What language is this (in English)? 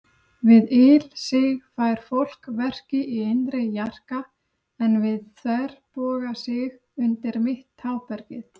Icelandic